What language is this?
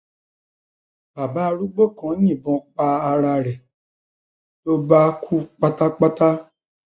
Yoruba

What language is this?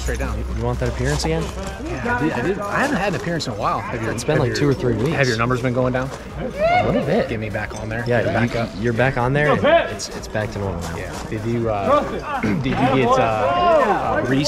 English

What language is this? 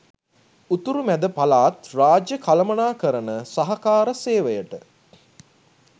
Sinhala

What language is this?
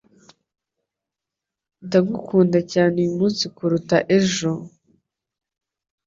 Kinyarwanda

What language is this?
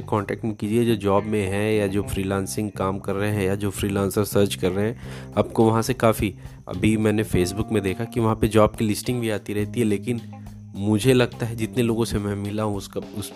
Hindi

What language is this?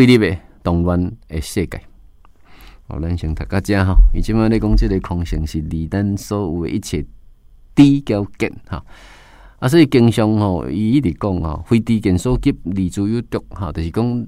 Chinese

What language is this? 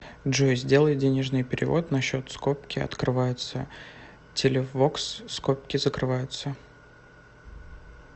Russian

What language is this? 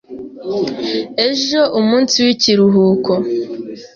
Kinyarwanda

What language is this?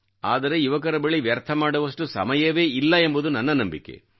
Kannada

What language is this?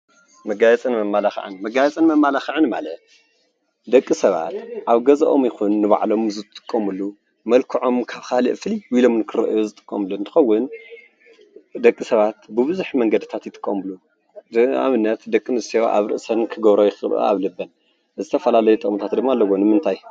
Tigrinya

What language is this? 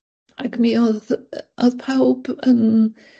Welsh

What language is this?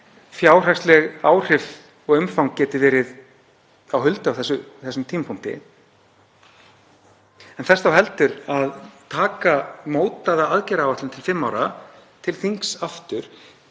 Icelandic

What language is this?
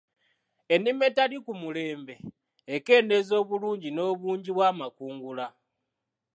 Ganda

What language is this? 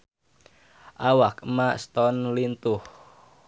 Sundanese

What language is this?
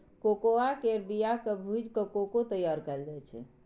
Maithili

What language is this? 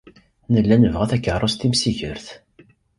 Kabyle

